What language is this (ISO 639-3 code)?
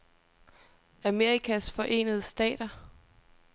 dan